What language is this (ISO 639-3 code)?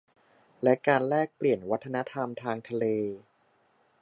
tha